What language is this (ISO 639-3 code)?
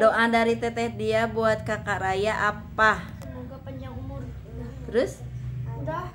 ind